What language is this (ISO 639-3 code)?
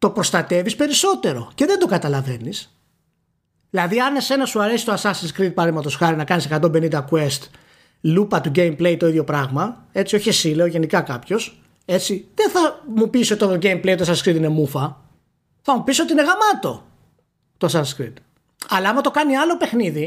ell